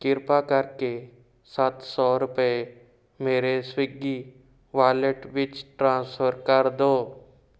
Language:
Punjabi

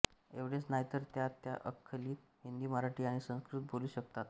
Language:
Marathi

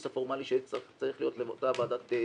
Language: Hebrew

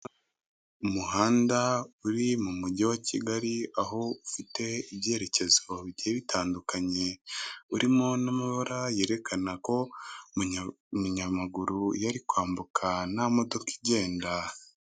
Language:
Kinyarwanda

